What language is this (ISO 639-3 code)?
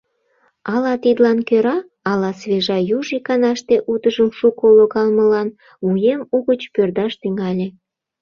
chm